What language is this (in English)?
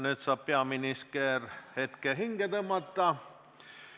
Estonian